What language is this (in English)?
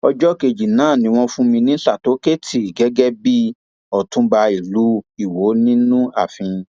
Yoruba